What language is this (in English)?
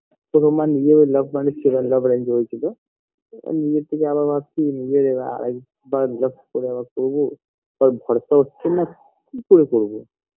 Bangla